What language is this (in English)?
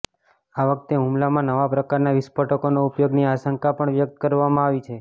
Gujarati